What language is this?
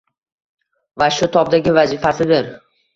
Uzbek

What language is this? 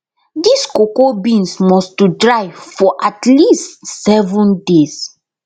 Nigerian Pidgin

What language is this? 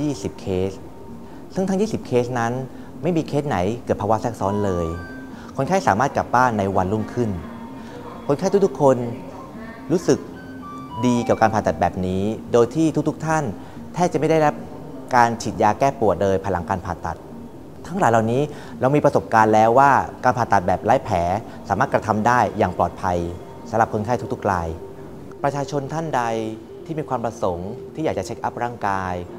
Thai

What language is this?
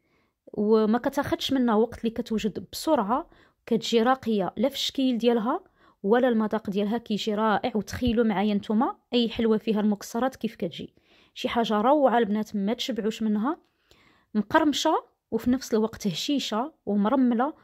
Arabic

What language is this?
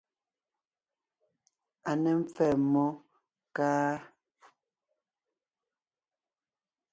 Ngiemboon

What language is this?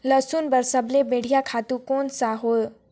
Chhattisgarhi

